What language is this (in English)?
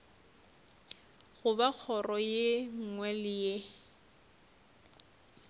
Northern Sotho